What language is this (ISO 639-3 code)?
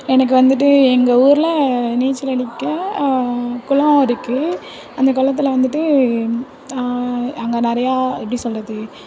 tam